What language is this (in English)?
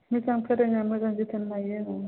Bodo